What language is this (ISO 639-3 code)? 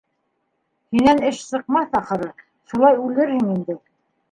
bak